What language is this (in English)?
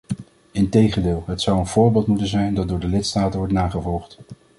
Dutch